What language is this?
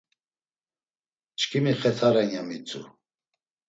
Laz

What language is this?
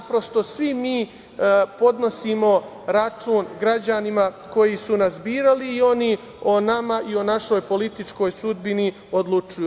Serbian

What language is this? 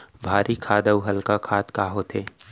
Chhattisgarhi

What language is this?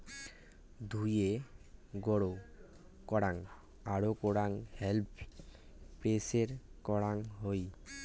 Bangla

